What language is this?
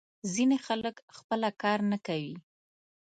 Pashto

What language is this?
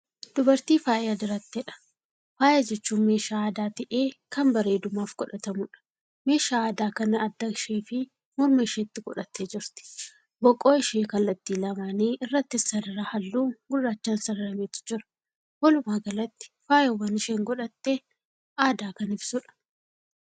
Oromo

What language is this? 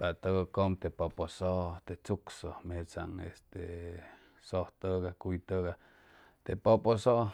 Chimalapa Zoque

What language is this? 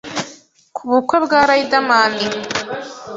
Kinyarwanda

